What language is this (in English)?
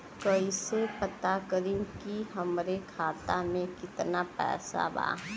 Bhojpuri